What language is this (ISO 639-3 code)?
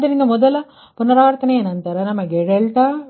kan